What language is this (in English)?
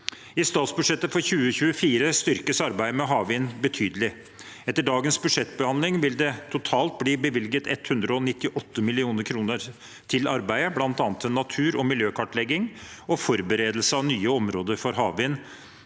Norwegian